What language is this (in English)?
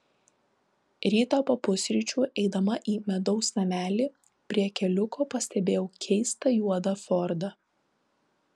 Lithuanian